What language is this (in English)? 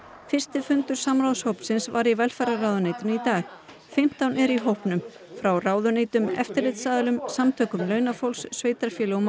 Icelandic